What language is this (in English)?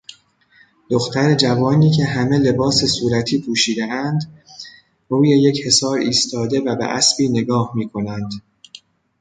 Persian